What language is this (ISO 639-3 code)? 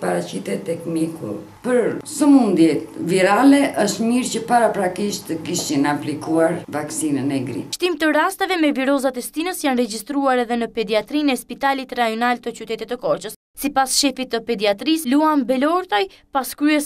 ron